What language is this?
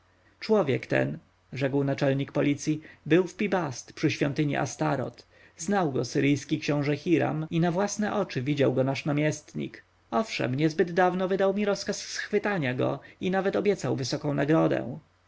Polish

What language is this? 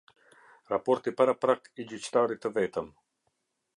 Albanian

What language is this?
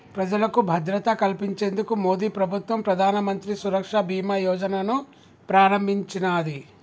Telugu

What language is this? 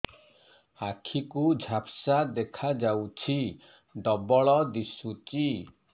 Odia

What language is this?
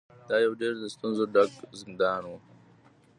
Pashto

